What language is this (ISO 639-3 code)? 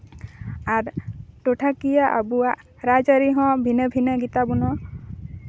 sat